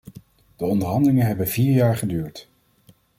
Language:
Dutch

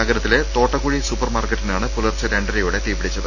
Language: Malayalam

